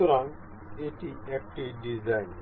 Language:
Bangla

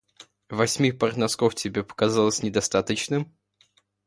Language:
Russian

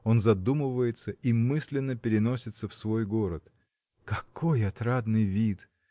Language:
Russian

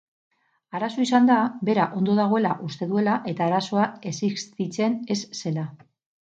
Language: Basque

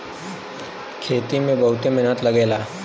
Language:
Bhojpuri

